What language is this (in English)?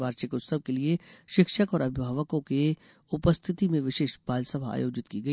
Hindi